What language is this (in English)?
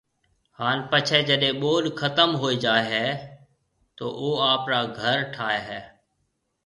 Marwari (Pakistan)